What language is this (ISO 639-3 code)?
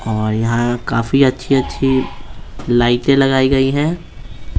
hin